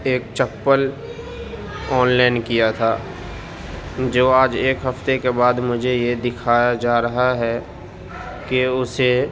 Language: Urdu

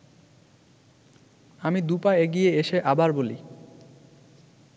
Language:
Bangla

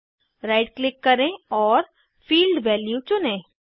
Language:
Hindi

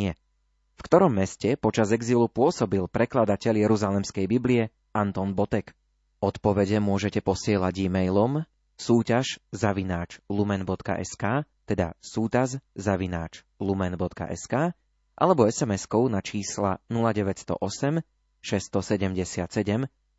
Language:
Slovak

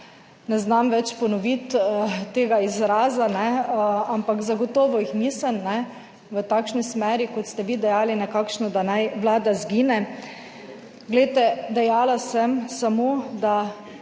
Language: Slovenian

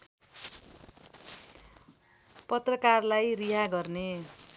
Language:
Nepali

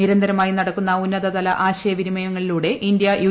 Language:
Malayalam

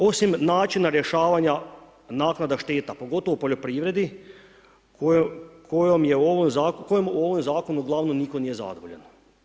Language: Croatian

